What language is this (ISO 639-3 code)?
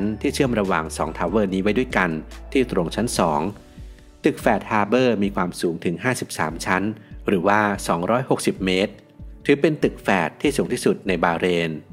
tha